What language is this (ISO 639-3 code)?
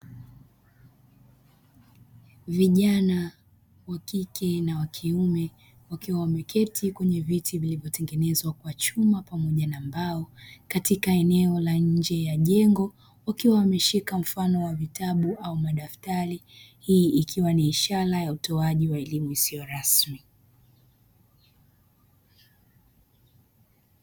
swa